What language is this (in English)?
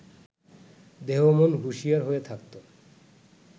Bangla